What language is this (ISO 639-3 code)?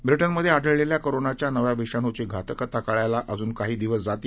mar